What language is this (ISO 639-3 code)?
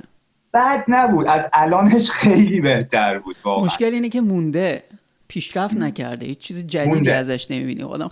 fas